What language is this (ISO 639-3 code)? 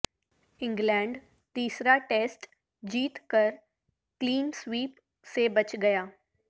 urd